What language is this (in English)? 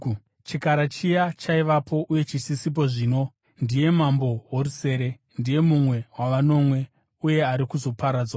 Shona